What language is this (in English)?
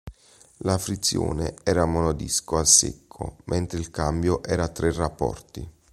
Italian